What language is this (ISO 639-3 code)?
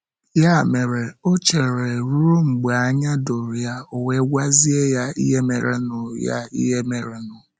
ibo